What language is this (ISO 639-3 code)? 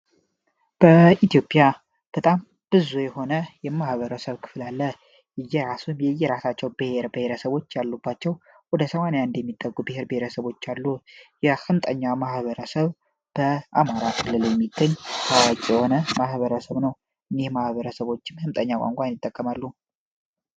amh